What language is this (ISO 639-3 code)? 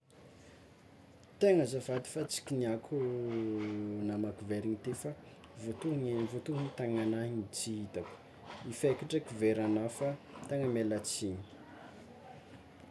xmw